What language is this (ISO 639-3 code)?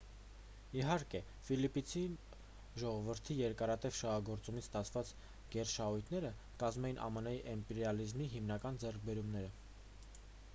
hye